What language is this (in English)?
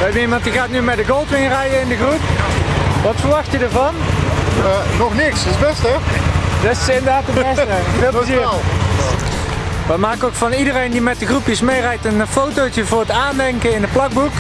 Dutch